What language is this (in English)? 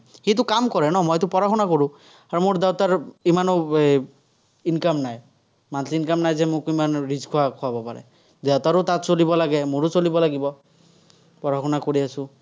Assamese